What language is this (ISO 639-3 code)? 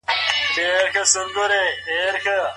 pus